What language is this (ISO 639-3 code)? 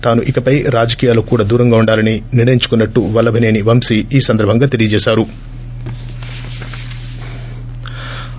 tel